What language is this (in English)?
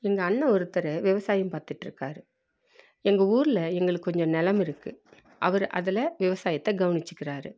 Tamil